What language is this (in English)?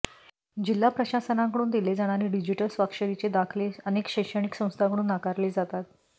Marathi